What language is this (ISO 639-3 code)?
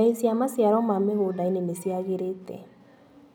kik